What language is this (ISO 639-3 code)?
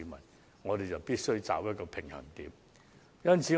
yue